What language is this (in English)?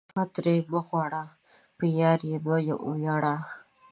Pashto